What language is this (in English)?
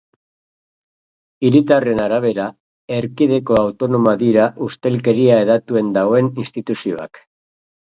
Basque